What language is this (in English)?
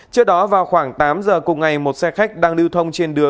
Vietnamese